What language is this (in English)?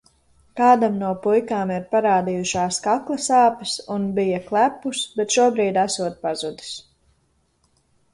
Latvian